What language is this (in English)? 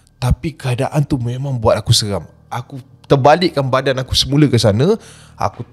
Malay